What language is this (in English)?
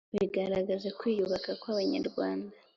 Kinyarwanda